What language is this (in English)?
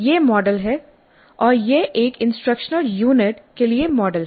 Hindi